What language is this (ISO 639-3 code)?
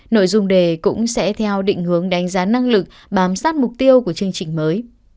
vie